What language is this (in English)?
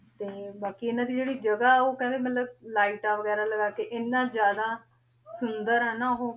Punjabi